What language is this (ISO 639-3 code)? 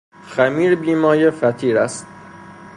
fas